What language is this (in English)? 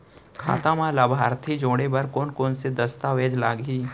Chhattisgarhi